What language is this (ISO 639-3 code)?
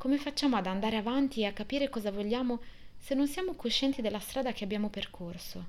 ita